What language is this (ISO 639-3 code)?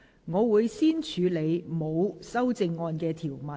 yue